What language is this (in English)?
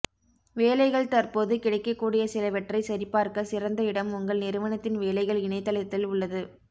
Tamil